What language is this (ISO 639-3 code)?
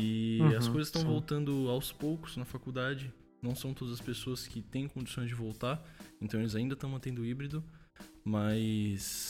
por